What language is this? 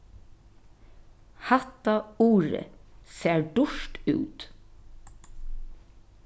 Faroese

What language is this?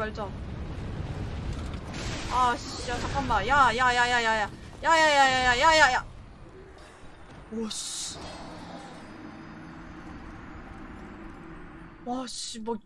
Korean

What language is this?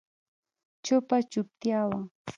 Pashto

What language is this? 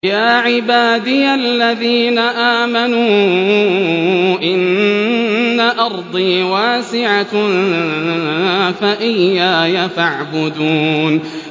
Arabic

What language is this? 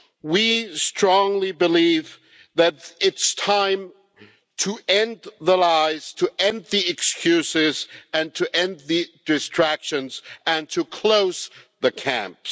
English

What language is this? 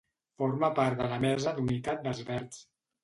Catalan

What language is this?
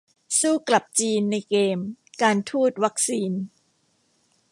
Thai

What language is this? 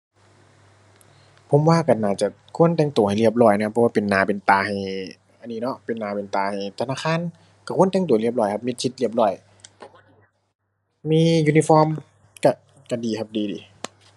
Thai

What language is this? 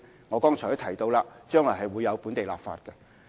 Cantonese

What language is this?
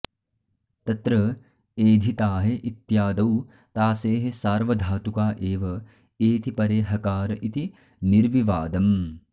Sanskrit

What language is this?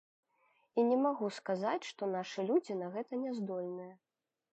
Belarusian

